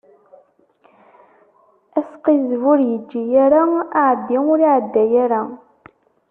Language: Kabyle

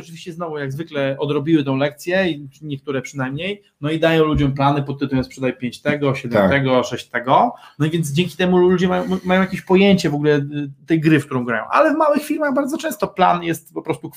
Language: Polish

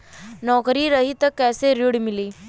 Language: Bhojpuri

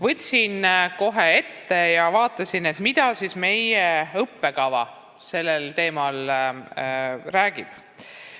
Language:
Estonian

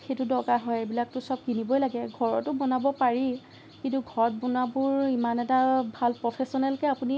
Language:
Assamese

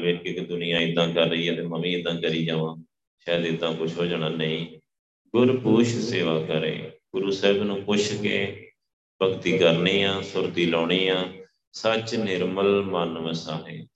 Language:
Punjabi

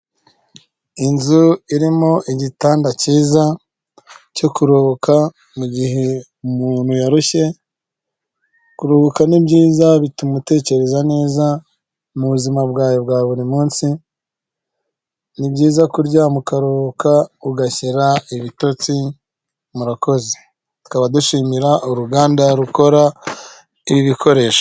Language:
Kinyarwanda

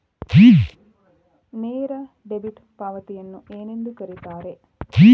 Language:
Kannada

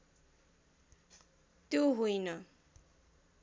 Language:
Nepali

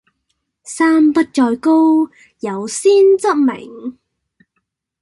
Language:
Cantonese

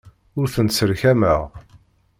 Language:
Kabyle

